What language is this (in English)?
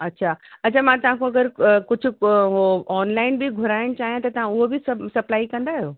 Sindhi